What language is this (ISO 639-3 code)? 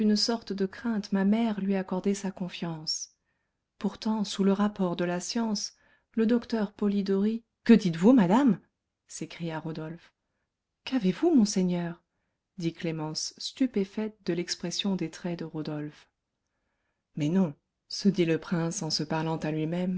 fra